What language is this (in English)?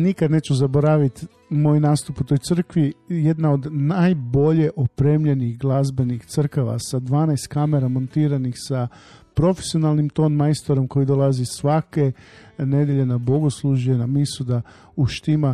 Croatian